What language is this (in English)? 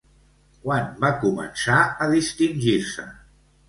Catalan